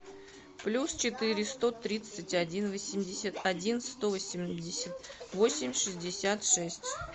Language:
Russian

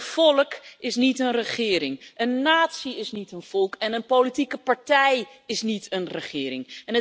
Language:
Dutch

